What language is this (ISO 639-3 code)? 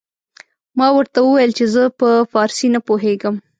pus